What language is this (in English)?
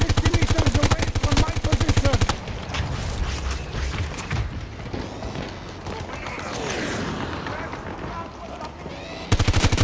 English